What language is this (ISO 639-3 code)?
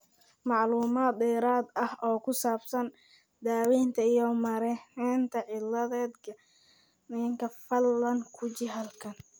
som